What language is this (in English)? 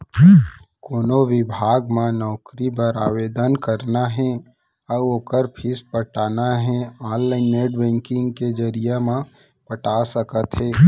Chhattisgarhi